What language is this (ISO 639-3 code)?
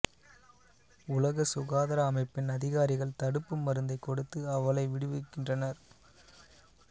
tam